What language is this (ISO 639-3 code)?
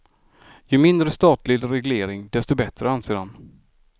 swe